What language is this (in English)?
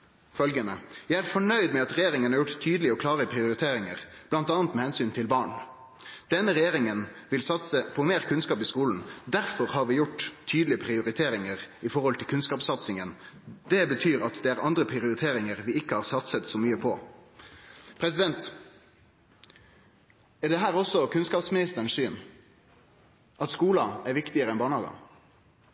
Norwegian Nynorsk